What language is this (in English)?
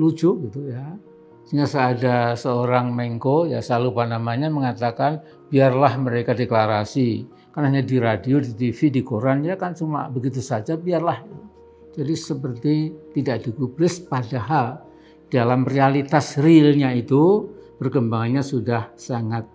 Indonesian